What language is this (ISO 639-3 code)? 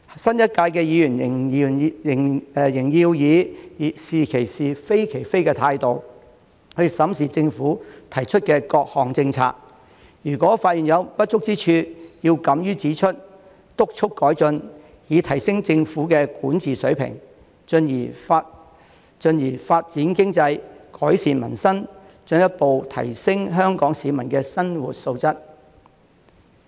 yue